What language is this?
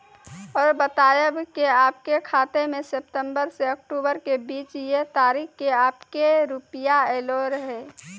Maithili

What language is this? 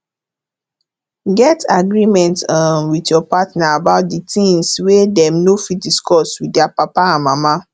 Nigerian Pidgin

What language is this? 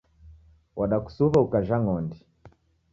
Taita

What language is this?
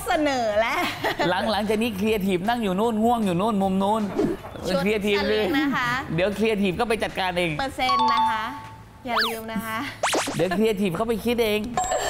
Thai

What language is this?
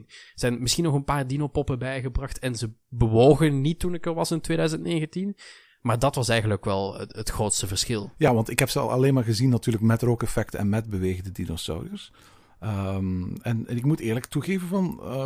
Dutch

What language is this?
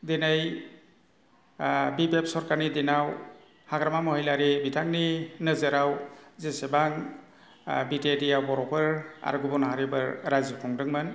Bodo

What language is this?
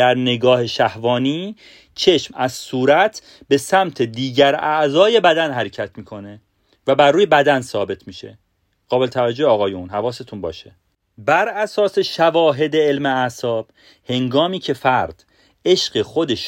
Persian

